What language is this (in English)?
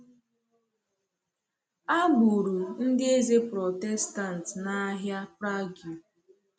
Igbo